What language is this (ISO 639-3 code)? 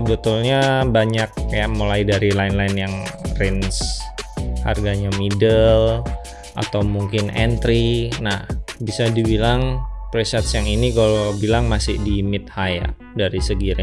ind